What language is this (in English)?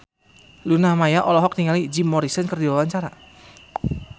Sundanese